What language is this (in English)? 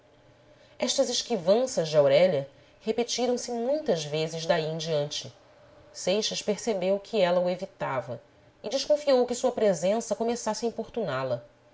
Portuguese